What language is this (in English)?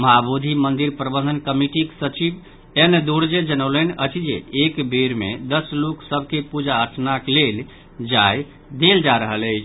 Maithili